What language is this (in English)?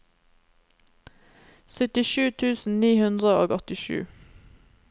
Norwegian